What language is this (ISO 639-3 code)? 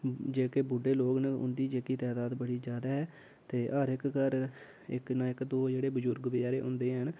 doi